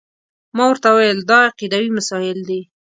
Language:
Pashto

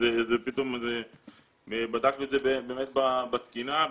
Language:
Hebrew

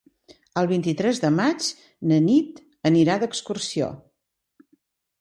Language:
Catalan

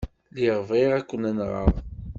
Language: Kabyle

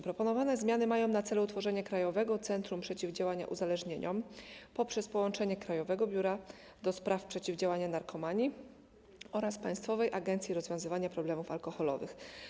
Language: Polish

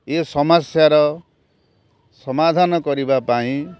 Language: Odia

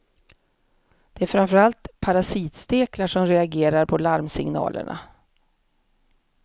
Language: Swedish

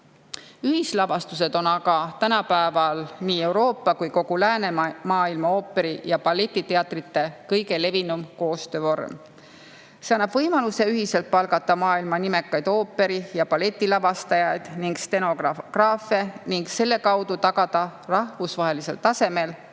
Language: Estonian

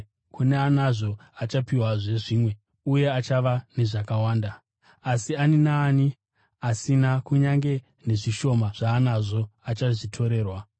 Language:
Shona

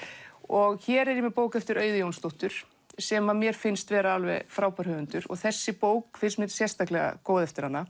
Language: Icelandic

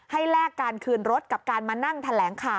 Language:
Thai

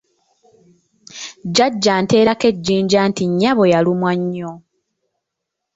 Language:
Ganda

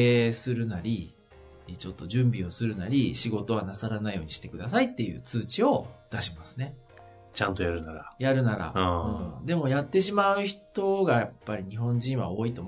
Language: Japanese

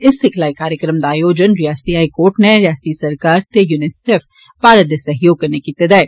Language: Dogri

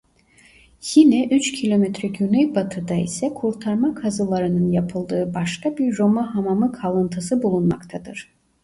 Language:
Turkish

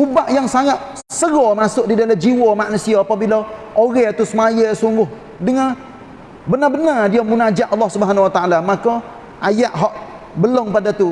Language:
Malay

